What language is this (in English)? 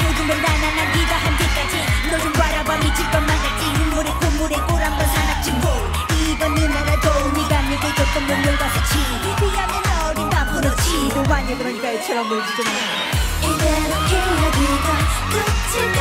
Korean